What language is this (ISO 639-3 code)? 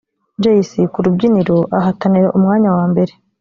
kin